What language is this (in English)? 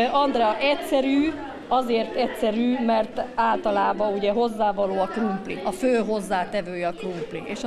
Hungarian